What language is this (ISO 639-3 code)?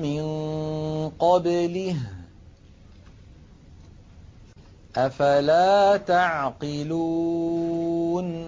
ara